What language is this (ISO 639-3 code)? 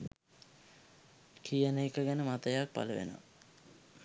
sin